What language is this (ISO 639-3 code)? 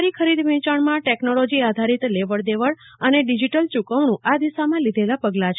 guj